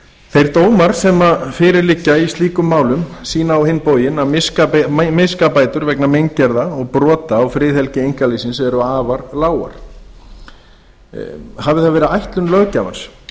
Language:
Icelandic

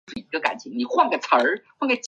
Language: Chinese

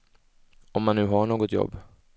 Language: Swedish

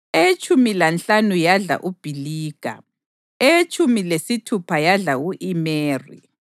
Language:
North Ndebele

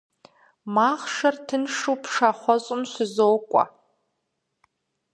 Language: Kabardian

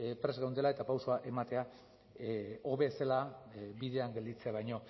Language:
Basque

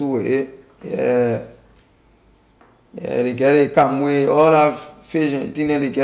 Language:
Liberian English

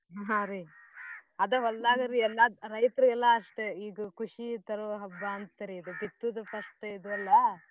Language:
Kannada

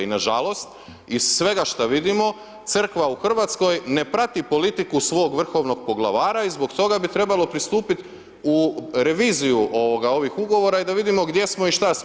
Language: Croatian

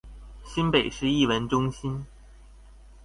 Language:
Chinese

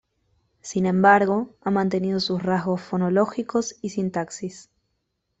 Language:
Spanish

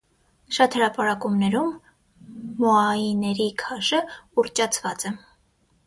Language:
Armenian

